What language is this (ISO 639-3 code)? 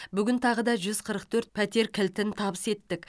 kaz